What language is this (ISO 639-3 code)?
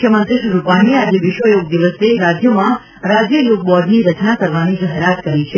guj